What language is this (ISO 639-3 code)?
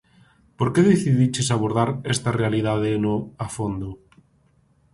glg